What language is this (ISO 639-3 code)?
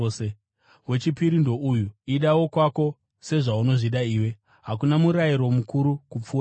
sna